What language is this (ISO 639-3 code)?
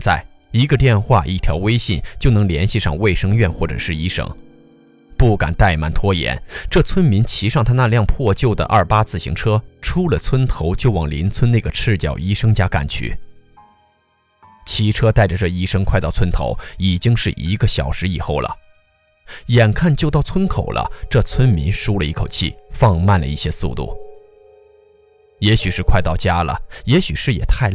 zho